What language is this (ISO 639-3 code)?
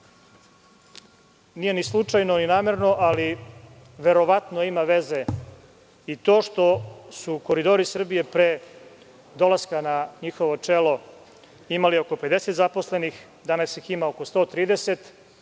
srp